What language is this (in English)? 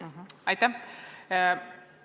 Estonian